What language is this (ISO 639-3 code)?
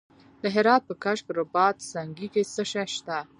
pus